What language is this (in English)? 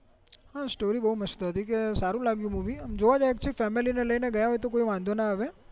Gujarati